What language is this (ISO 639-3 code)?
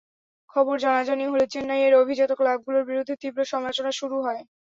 ben